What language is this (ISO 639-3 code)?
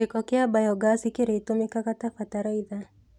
kik